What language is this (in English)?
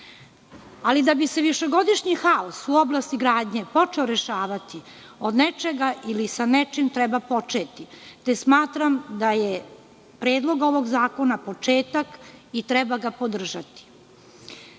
Serbian